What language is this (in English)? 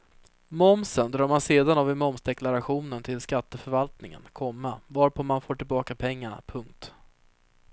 Swedish